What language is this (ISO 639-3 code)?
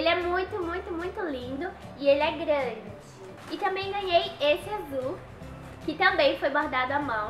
por